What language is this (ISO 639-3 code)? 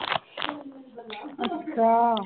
pan